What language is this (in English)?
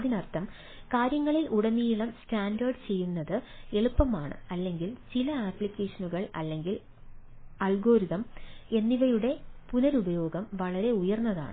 Malayalam